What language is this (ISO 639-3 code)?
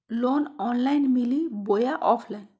mag